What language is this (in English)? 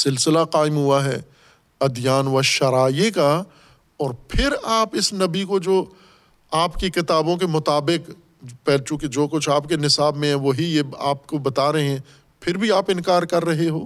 Urdu